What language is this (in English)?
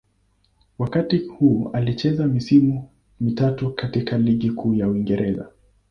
Swahili